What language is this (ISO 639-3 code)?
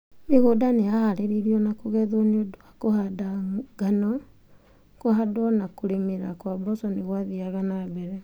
kik